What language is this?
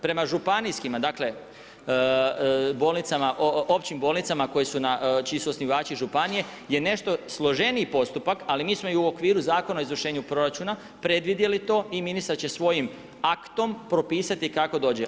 Croatian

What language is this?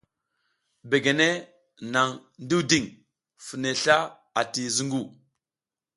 South Giziga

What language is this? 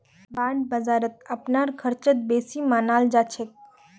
Magahi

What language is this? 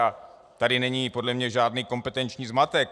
Czech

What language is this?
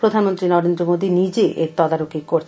Bangla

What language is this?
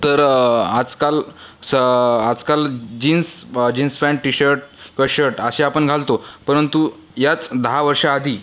Marathi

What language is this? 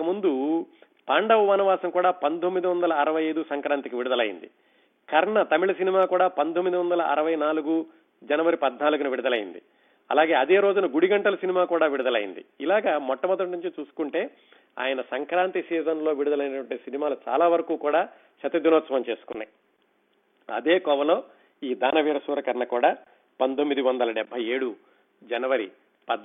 Telugu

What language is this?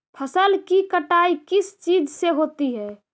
Magahi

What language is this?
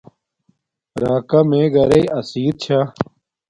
Domaaki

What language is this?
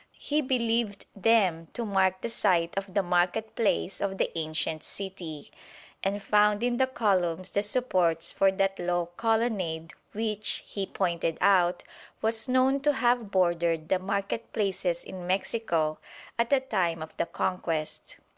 English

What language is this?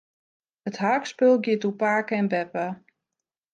Western Frisian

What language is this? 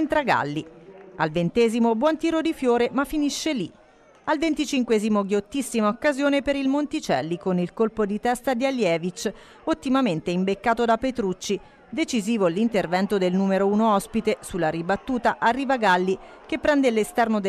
Italian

